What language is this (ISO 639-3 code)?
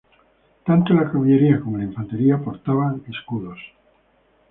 spa